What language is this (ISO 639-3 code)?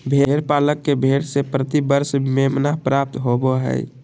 mag